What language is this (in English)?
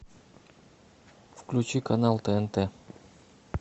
Russian